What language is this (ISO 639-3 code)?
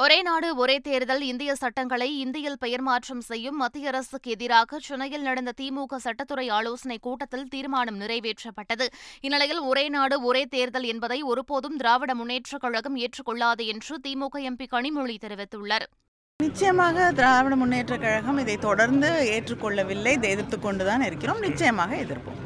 tam